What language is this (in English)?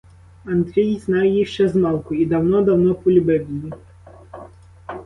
Ukrainian